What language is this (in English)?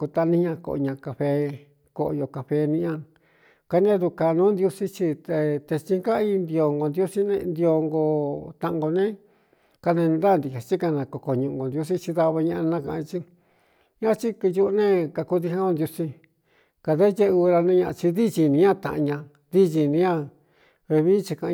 Cuyamecalco Mixtec